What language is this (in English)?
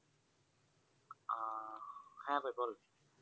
Bangla